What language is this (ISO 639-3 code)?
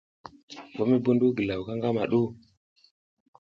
giz